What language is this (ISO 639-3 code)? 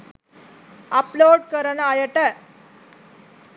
sin